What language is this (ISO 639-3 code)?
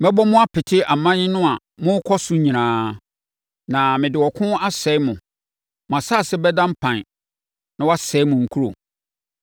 aka